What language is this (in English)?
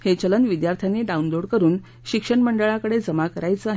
Marathi